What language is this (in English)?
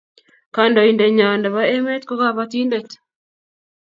Kalenjin